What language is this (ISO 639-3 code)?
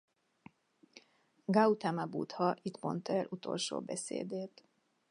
hun